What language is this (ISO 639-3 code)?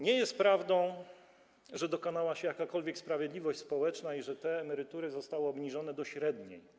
pol